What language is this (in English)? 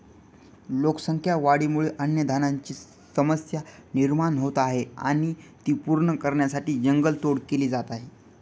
Marathi